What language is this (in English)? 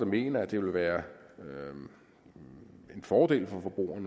Danish